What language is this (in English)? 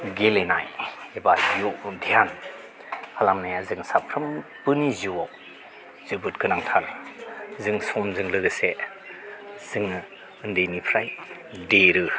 Bodo